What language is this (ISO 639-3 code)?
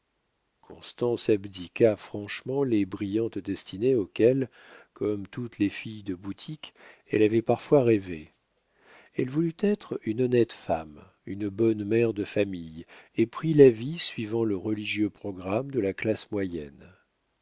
fra